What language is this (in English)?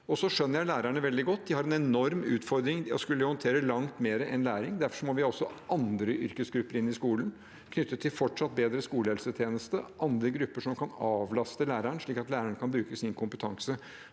Norwegian